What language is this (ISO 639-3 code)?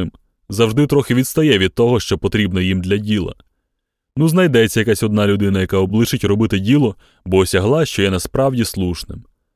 ukr